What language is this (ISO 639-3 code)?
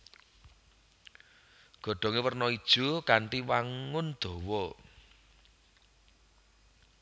jav